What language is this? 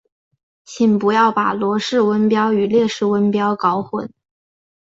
Chinese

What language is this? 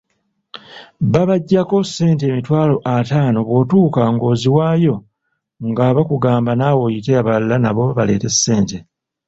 Ganda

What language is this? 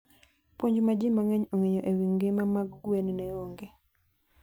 Luo (Kenya and Tanzania)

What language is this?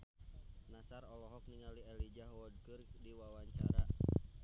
Sundanese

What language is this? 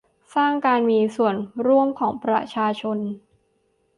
Thai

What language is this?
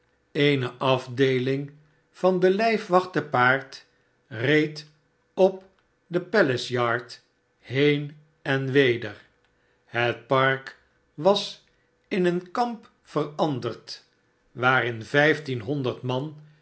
Dutch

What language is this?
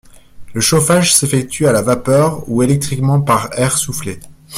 French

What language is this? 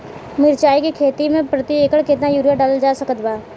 Bhojpuri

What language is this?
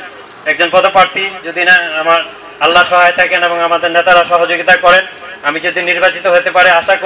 Turkish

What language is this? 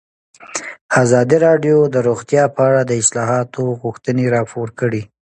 Pashto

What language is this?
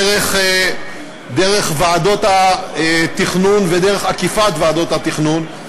Hebrew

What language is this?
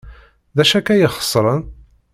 Kabyle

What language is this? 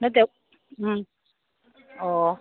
Manipuri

